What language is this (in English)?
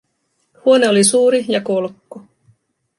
Finnish